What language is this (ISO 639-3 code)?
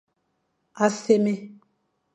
fan